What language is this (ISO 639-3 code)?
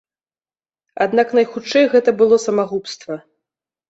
bel